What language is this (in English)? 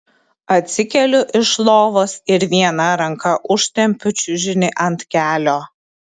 Lithuanian